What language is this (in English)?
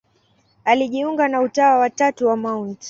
Swahili